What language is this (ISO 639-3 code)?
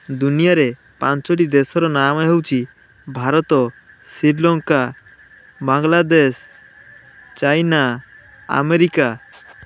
ori